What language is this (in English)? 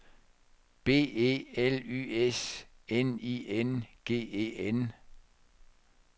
Danish